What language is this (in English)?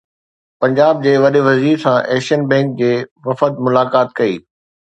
Sindhi